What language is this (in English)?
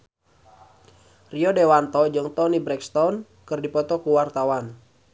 Sundanese